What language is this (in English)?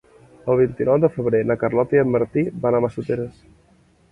Catalan